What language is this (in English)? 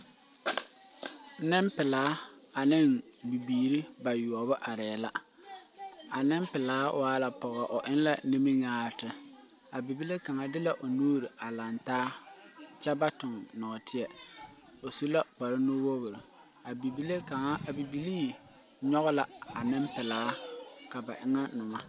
Southern Dagaare